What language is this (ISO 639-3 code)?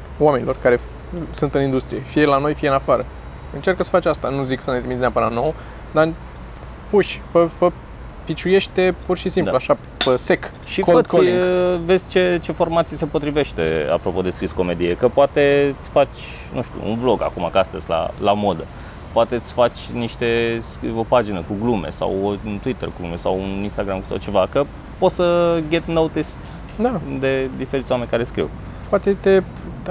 ron